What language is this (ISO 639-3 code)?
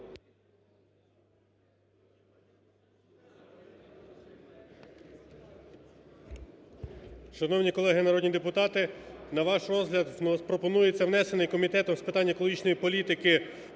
ukr